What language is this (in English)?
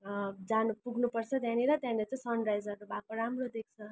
Nepali